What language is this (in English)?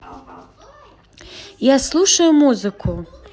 Russian